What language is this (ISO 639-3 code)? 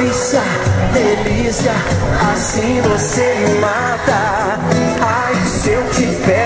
ind